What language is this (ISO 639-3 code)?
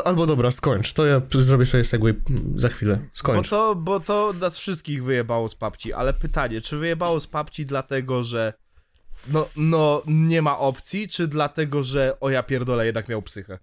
pol